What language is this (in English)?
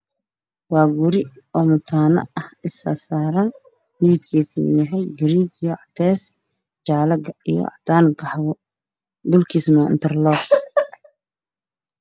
Somali